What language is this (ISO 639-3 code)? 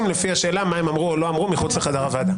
heb